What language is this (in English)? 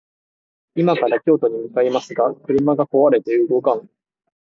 Japanese